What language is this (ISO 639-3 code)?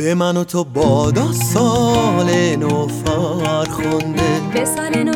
fas